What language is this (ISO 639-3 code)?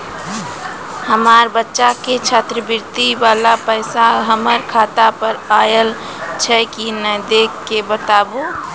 mai